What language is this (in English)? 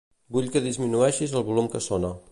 Catalan